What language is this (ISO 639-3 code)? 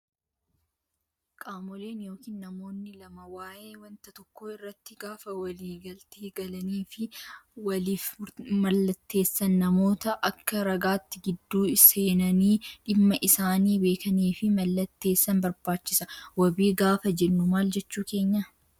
orm